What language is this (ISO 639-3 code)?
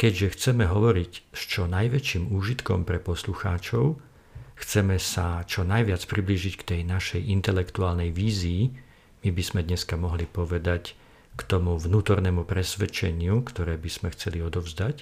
slk